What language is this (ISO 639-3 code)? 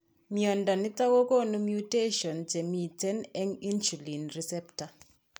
kln